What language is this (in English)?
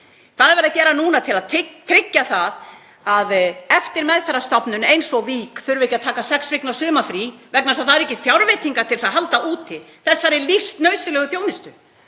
Icelandic